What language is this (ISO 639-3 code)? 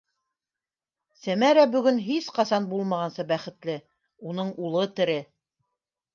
bak